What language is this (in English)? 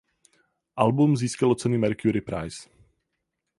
Czech